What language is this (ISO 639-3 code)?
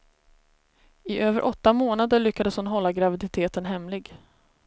swe